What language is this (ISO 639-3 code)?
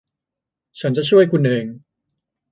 tha